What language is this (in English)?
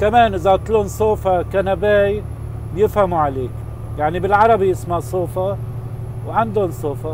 Arabic